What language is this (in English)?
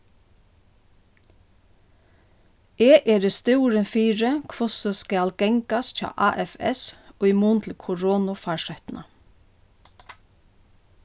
Faroese